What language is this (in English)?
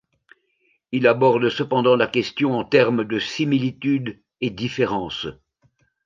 French